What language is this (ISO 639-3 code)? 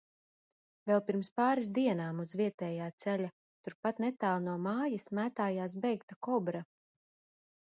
lav